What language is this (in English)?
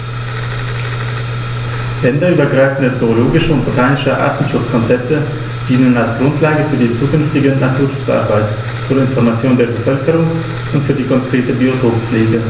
German